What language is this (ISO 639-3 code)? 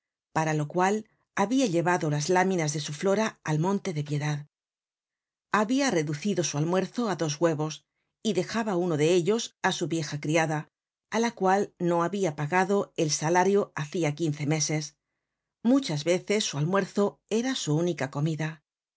spa